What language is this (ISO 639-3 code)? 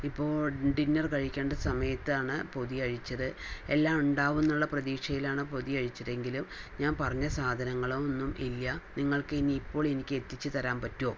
mal